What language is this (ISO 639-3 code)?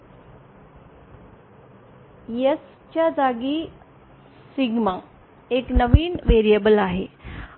mar